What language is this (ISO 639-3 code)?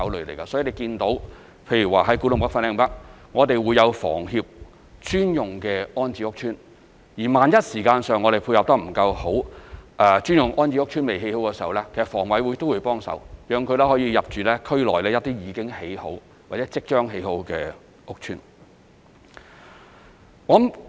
yue